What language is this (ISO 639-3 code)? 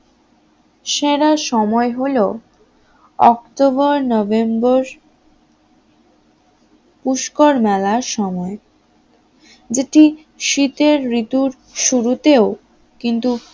ben